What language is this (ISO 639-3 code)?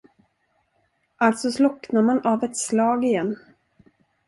swe